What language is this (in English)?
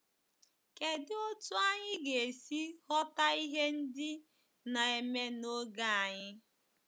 Igbo